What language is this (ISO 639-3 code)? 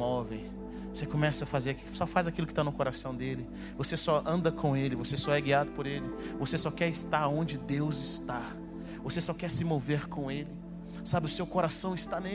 por